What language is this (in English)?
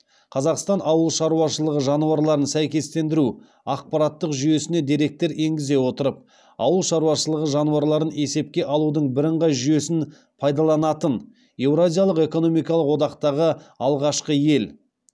Kazakh